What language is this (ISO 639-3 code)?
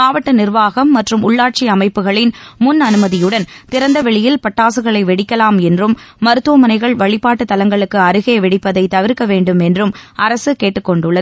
tam